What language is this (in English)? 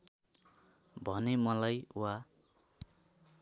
Nepali